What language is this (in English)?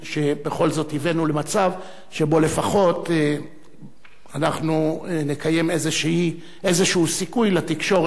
Hebrew